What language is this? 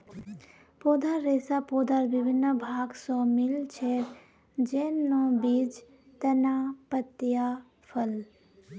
Magahi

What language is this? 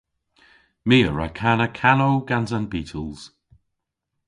Cornish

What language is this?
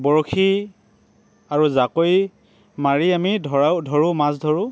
Assamese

